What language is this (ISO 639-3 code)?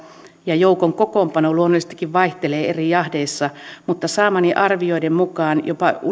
fin